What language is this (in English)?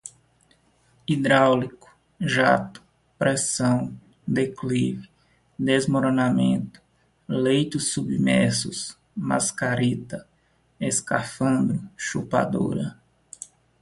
Portuguese